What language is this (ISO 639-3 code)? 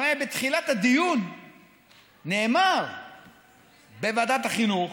heb